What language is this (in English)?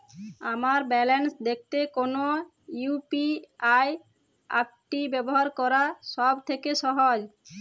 Bangla